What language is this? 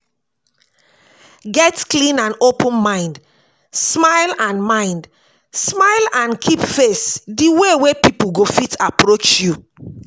Nigerian Pidgin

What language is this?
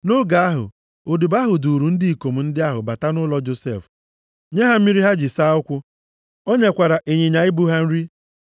Igbo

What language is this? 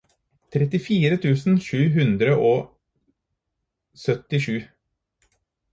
Norwegian Bokmål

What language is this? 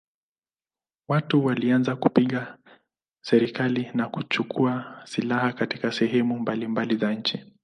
Swahili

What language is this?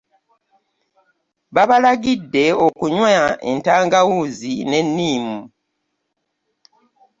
Ganda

